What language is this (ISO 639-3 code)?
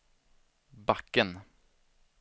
swe